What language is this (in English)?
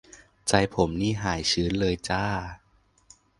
Thai